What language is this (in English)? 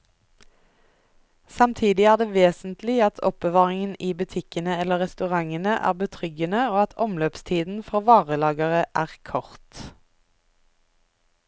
Norwegian